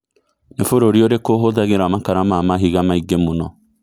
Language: Kikuyu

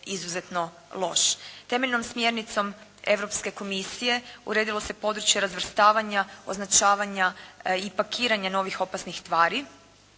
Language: Croatian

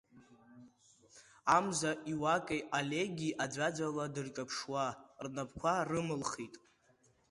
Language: Abkhazian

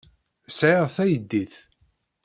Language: Kabyle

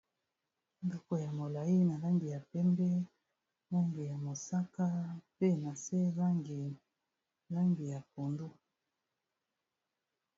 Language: Lingala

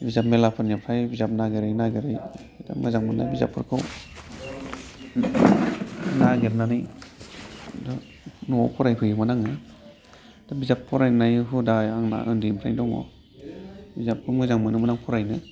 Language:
Bodo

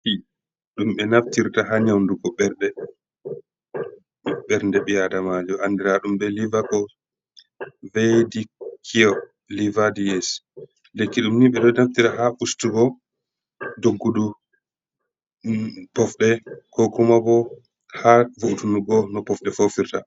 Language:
Fula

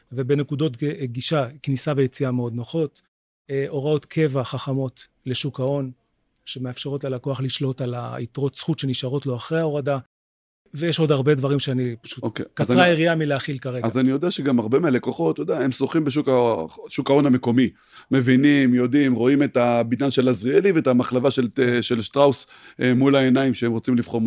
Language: Hebrew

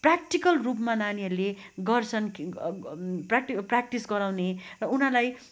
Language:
Nepali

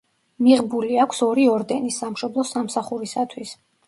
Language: Georgian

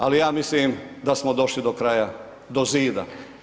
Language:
Croatian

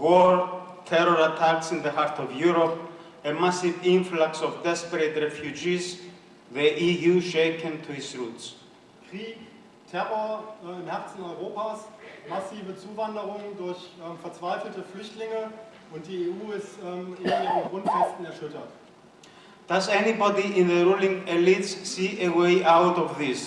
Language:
German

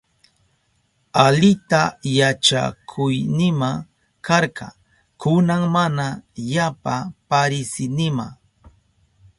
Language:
Southern Pastaza Quechua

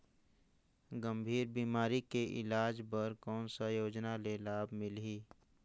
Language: Chhattisgarhi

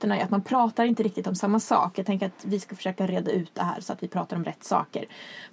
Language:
Swedish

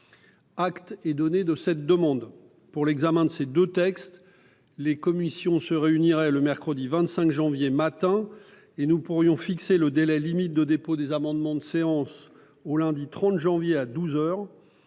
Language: French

